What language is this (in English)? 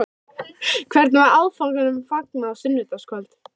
Icelandic